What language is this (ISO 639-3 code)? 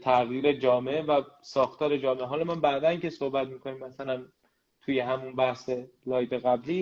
fas